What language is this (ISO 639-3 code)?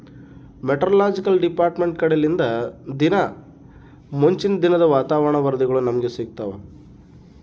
kan